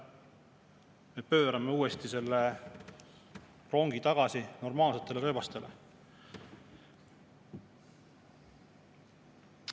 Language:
Estonian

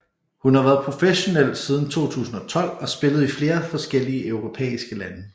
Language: Danish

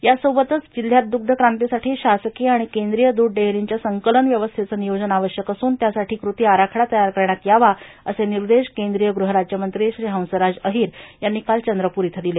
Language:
Marathi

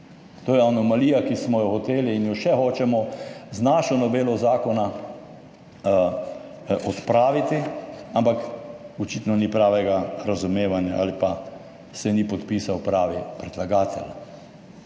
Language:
Slovenian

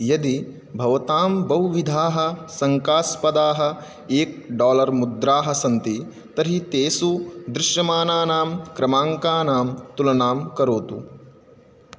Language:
Sanskrit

